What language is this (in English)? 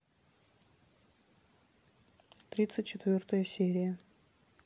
Russian